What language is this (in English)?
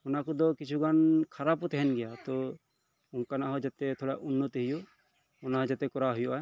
Santali